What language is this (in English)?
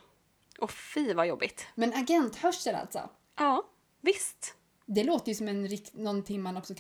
Swedish